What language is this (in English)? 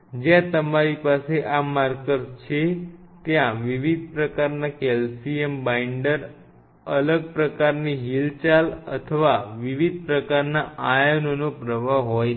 Gujarati